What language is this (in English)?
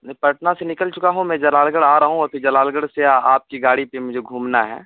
Urdu